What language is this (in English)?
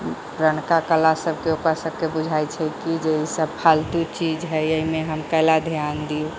Maithili